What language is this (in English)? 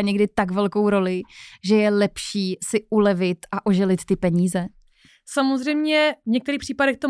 Czech